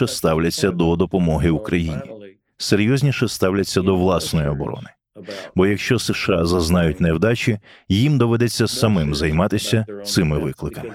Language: Ukrainian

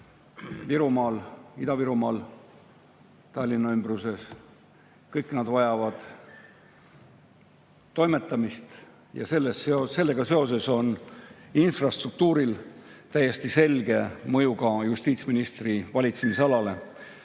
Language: Estonian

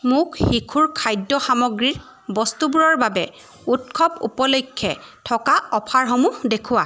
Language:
Assamese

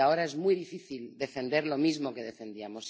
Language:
Spanish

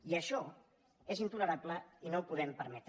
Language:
Catalan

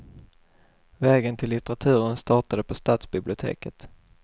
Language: Swedish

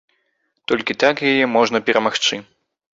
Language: Belarusian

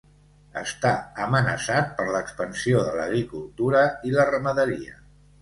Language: Catalan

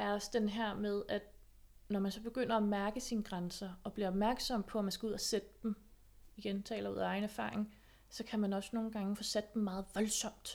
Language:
Danish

